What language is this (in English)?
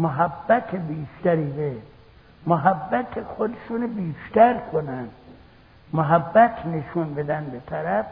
Persian